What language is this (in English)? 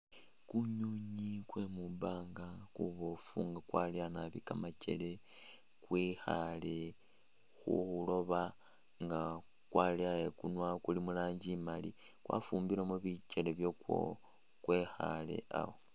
Masaaba